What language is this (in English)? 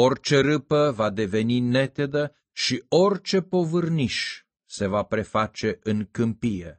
Romanian